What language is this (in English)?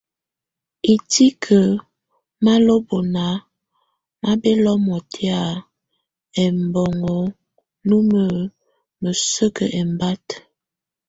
Tunen